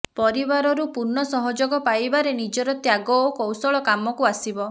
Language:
Odia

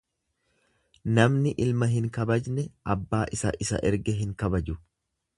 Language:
Oromo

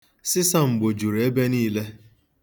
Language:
Igbo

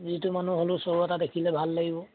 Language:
Assamese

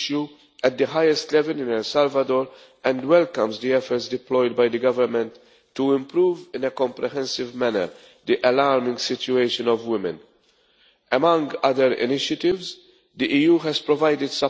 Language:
English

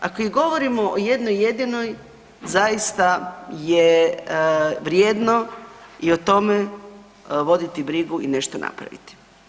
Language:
Croatian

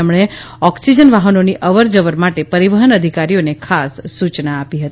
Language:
Gujarati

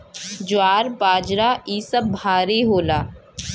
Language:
Bhojpuri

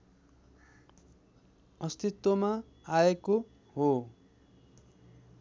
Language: Nepali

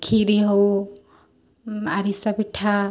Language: Odia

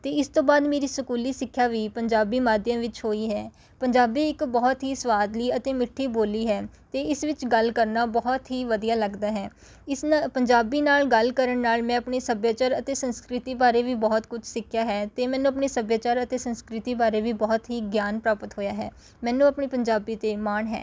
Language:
Punjabi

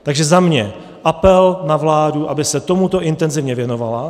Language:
Czech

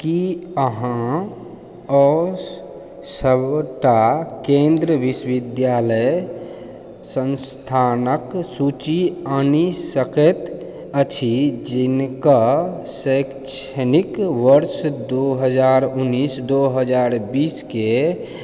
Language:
Maithili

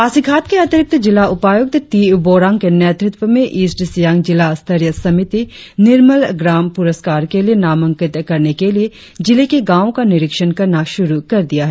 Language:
Hindi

